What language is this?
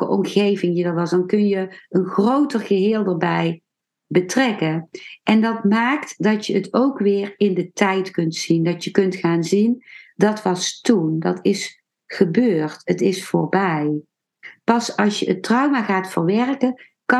Dutch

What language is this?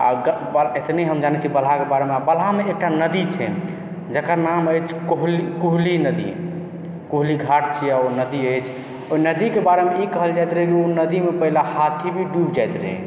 Maithili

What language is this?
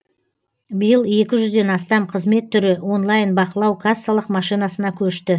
Kazakh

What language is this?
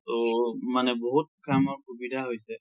Assamese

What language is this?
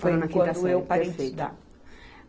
Portuguese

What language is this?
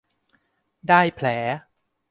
Thai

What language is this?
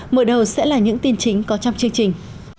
Vietnamese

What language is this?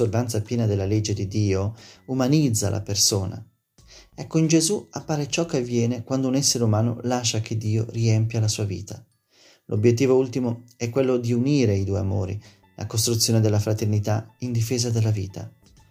Italian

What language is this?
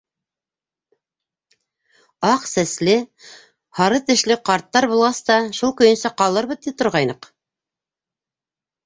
Bashkir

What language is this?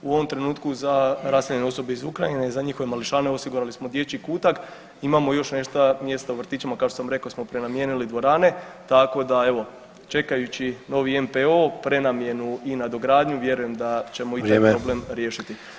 Croatian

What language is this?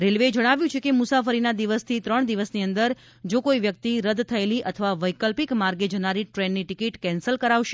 Gujarati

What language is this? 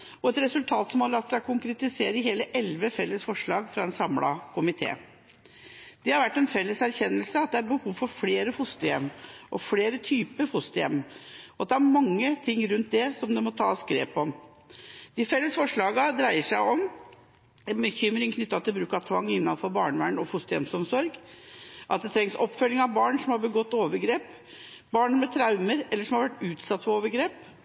Norwegian Bokmål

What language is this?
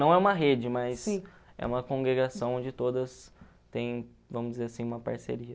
Portuguese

